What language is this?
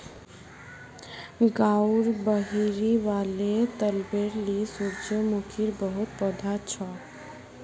Magahi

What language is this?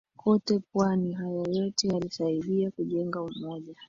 Swahili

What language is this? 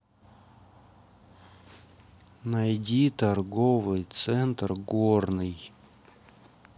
Russian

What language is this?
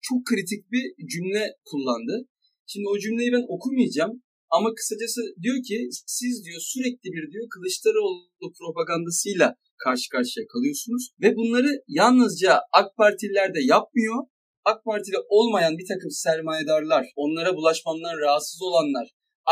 Turkish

